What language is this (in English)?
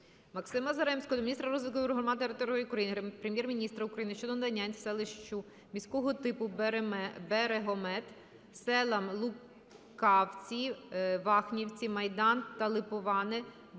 Ukrainian